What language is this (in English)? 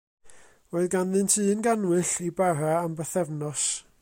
Welsh